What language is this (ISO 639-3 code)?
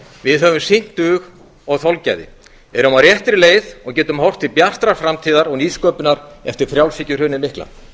isl